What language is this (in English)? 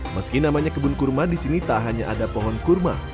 Indonesian